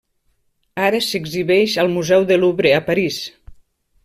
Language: Catalan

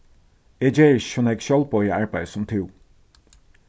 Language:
Faroese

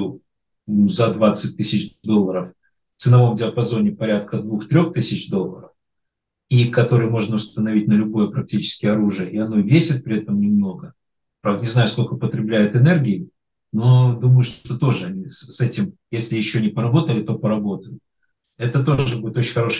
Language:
Russian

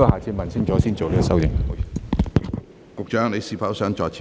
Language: Cantonese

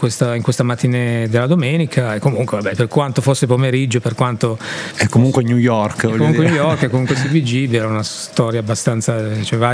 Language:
Italian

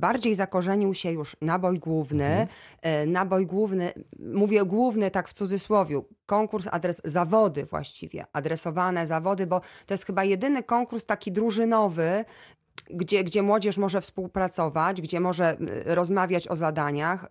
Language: Polish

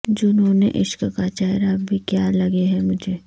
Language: Urdu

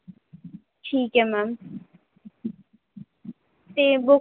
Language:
Punjabi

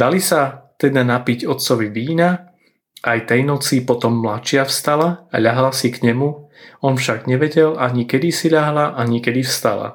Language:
Slovak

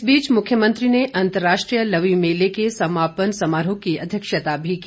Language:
Hindi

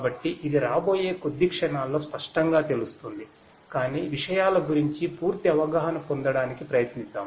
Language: Telugu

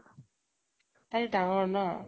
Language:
Assamese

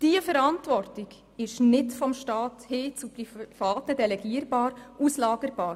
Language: Swiss German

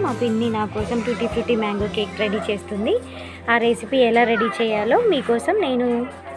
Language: Telugu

